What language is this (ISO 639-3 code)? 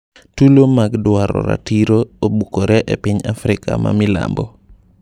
luo